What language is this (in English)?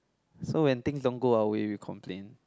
English